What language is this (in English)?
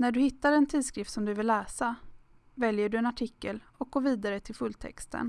Swedish